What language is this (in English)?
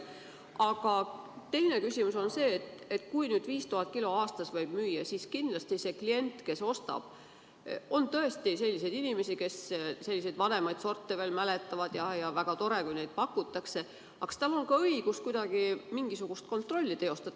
Estonian